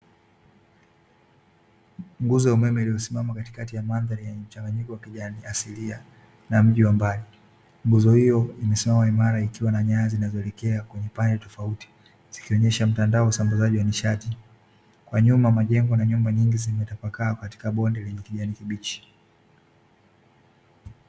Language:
Swahili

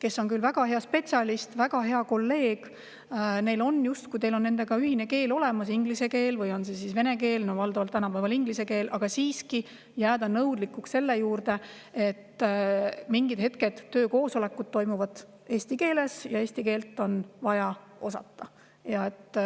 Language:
Estonian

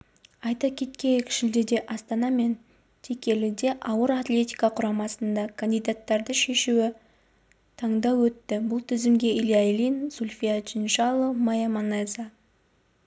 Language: Kazakh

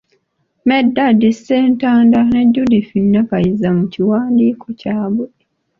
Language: Ganda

